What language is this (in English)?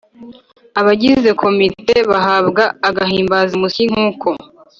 Kinyarwanda